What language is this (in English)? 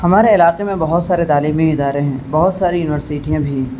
Urdu